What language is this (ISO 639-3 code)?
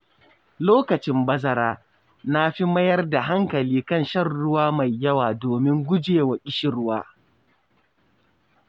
hau